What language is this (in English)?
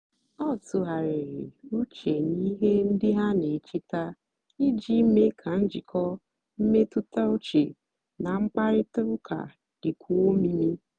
Igbo